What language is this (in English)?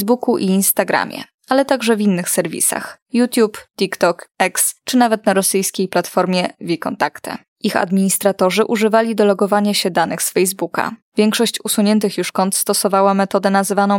Polish